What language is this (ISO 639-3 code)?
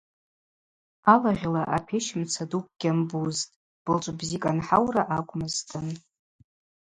abq